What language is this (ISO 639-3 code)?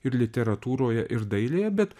lit